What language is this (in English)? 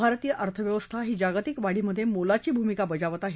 Marathi